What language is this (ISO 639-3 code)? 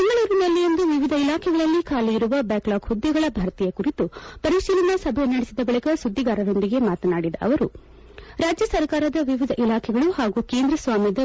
kan